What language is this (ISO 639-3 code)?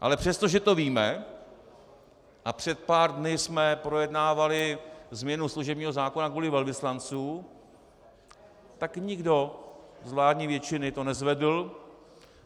ces